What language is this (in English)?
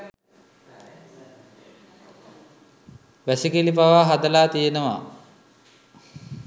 Sinhala